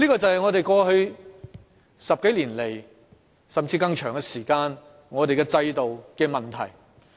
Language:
Cantonese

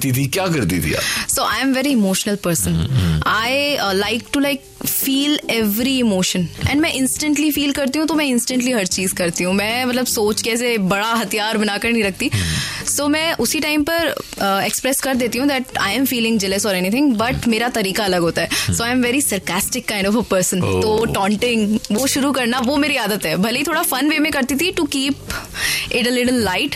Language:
Hindi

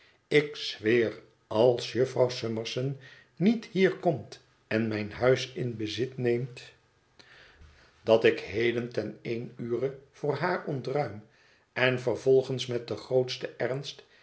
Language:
Dutch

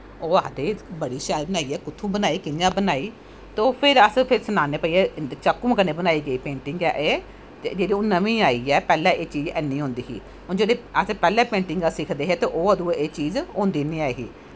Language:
Dogri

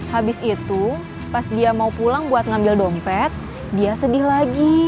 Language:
Indonesian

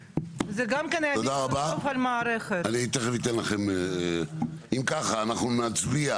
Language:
Hebrew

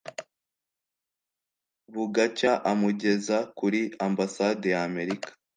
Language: Kinyarwanda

